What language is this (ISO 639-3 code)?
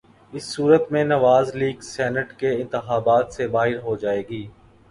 urd